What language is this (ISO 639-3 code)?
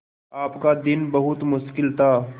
hin